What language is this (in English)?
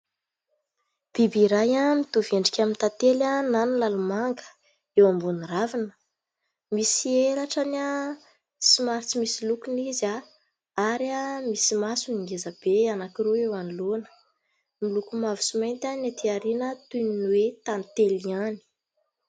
Malagasy